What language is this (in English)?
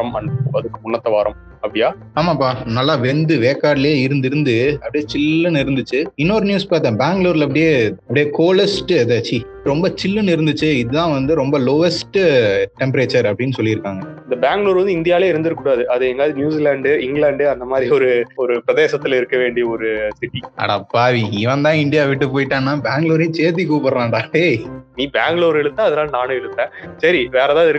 Tamil